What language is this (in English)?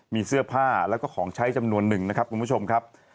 Thai